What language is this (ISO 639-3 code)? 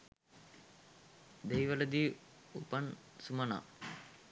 sin